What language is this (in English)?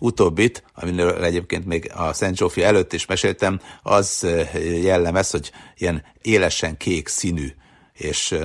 Hungarian